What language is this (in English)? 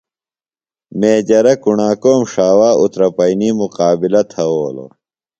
Phalura